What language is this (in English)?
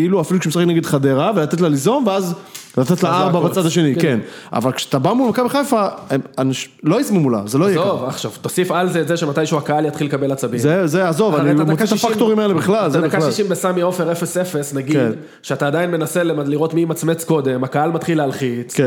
Hebrew